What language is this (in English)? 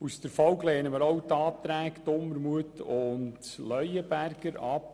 Swiss German